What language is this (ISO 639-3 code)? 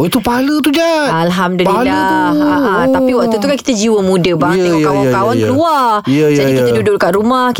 msa